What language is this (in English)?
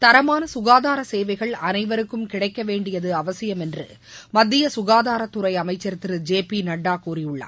Tamil